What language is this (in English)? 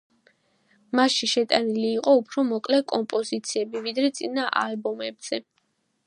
Georgian